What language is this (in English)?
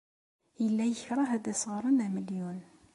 Kabyle